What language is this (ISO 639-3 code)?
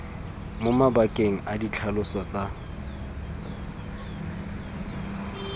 tsn